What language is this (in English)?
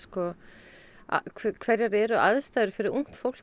Icelandic